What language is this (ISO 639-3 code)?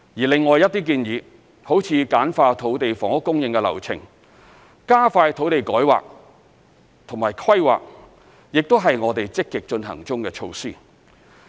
yue